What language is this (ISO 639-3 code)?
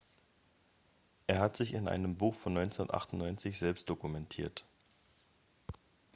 deu